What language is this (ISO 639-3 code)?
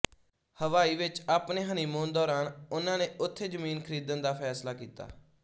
pan